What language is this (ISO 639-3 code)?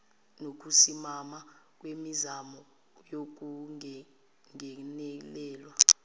zul